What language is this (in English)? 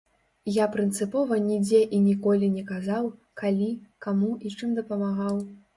Belarusian